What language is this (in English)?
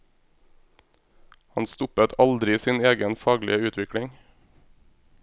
Norwegian